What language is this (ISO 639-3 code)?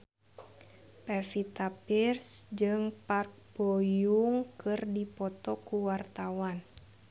sun